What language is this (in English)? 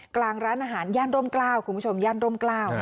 Thai